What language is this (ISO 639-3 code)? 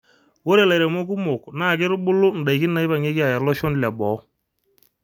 mas